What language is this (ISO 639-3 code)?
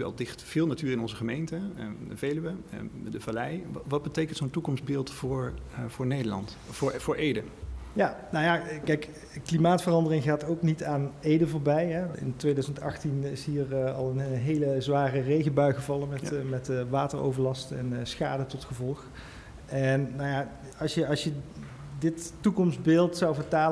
nld